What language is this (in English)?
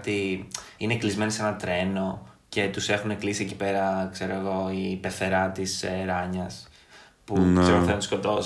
Greek